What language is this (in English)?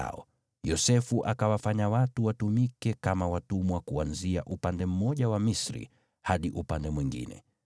Swahili